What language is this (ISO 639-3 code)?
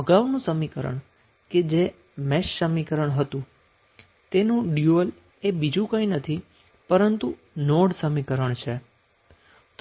guj